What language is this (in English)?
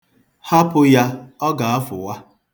Igbo